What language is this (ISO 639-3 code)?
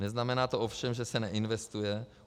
ces